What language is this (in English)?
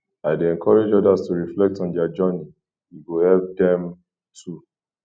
Nigerian Pidgin